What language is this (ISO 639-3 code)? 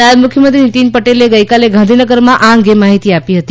guj